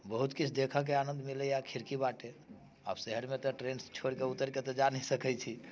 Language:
Maithili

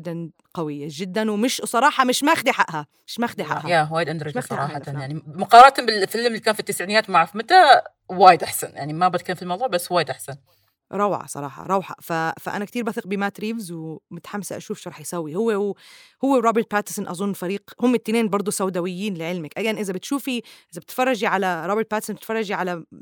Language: Arabic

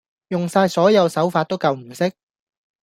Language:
Cantonese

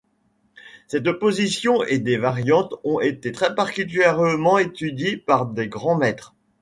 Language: French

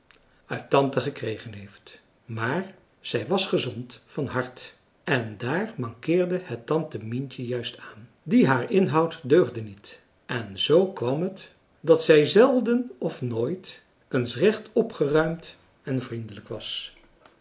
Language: Dutch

